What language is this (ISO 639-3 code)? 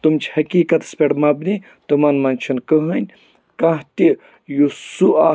kas